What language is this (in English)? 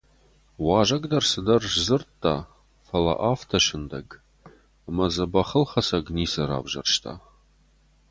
Ossetic